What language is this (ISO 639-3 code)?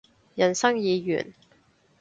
yue